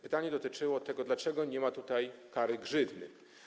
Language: Polish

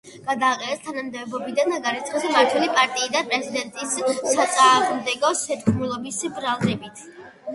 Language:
Georgian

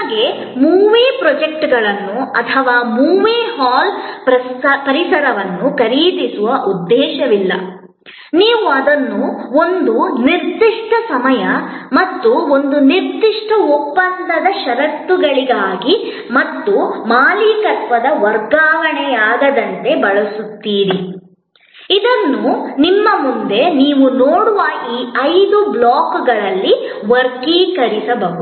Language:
Kannada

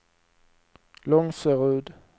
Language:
Swedish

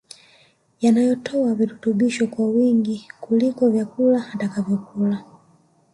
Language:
Swahili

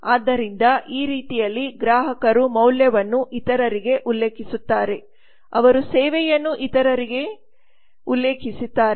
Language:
Kannada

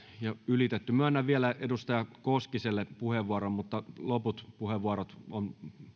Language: Finnish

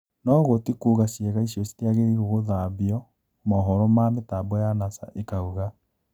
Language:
Kikuyu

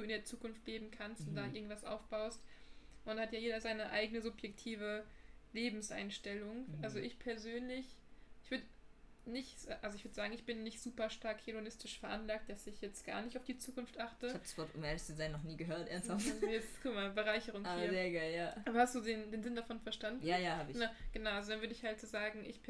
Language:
German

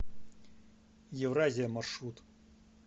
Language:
Russian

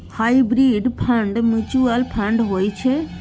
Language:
Maithili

